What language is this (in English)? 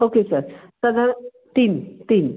Marathi